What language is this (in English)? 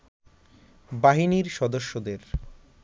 Bangla